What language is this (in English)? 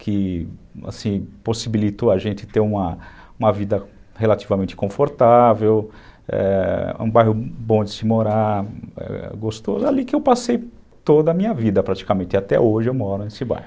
Portuguese